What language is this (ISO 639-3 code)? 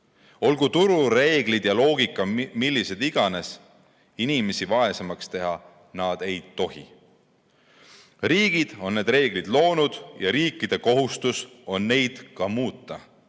est